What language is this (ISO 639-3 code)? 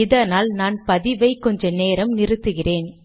tam